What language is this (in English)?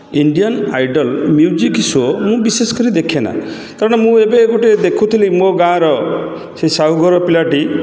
Odia